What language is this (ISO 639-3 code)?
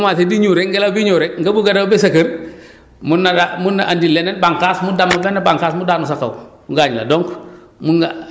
wol